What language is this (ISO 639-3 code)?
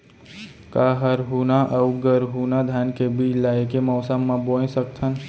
hne